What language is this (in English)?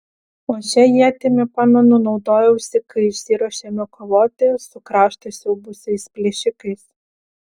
Lithuanian